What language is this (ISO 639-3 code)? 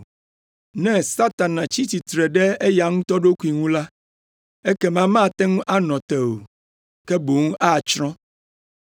ewe